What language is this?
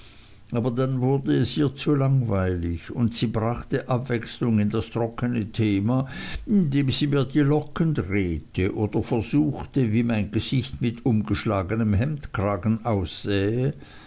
German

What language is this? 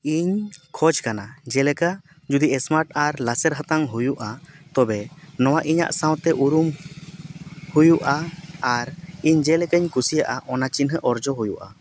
Santali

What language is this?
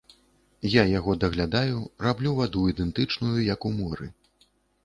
Belarusian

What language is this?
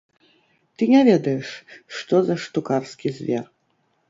Belarusian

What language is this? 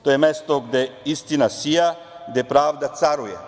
Serbian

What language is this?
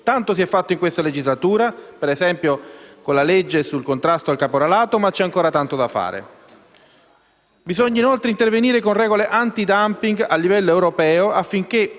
Italian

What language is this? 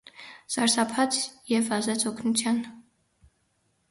Armenian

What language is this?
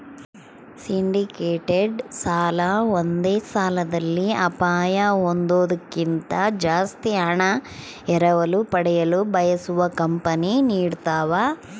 Kannada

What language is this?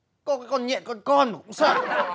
Vietnamese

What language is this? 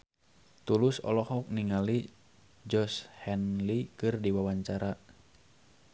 Sundanese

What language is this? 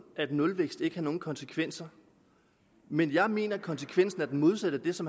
Danish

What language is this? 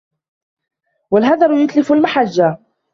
Arabic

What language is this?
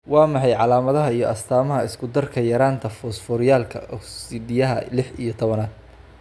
Somali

